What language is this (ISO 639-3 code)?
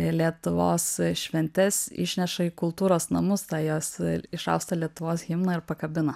lit